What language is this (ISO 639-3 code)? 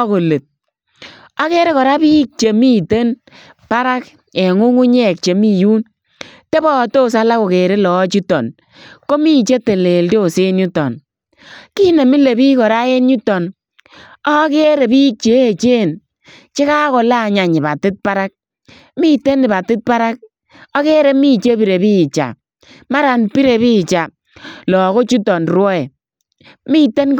kln